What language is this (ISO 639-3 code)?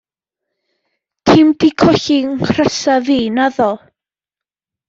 cym